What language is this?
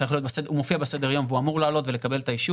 Hebrew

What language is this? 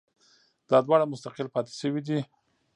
Pashto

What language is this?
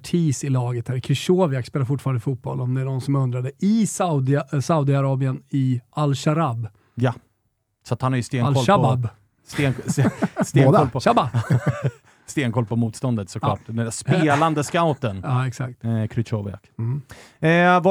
Swedish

